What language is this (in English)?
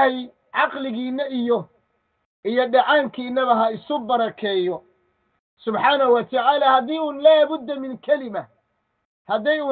Arabic